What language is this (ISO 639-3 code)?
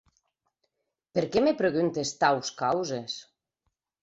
oci